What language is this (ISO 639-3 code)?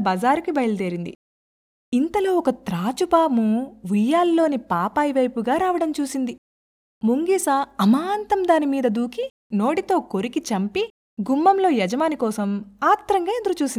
tel